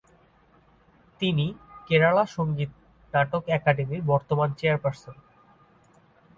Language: Bangla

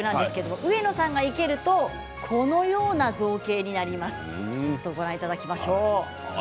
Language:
Japanese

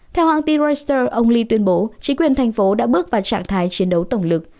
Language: Vietnamese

